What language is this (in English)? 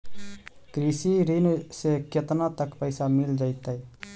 Magahi